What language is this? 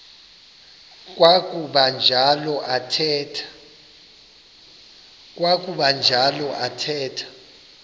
Xhosa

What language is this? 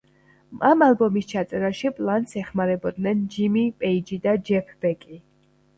Georgian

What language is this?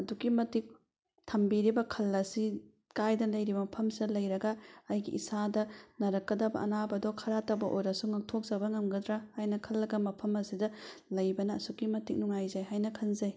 Manipuri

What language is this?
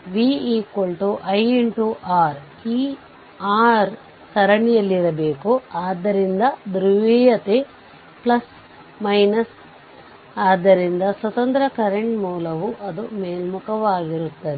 Kannada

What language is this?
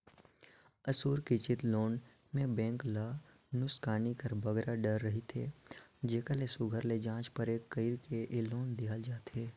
Chhattisgarhi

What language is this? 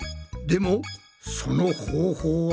Japanese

